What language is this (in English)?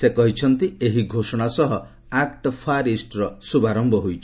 Odia